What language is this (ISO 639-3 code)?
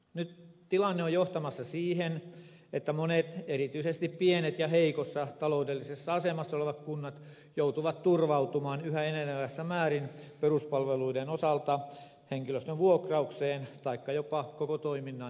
fin